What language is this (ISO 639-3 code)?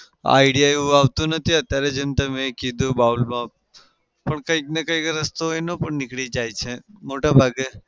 guj